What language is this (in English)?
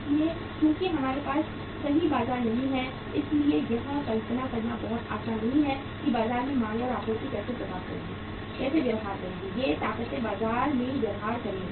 Hindi